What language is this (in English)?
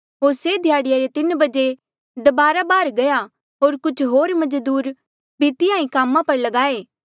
Mandeali